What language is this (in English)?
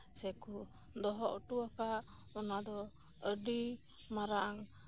Santali